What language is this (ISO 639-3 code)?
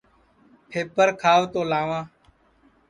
ssi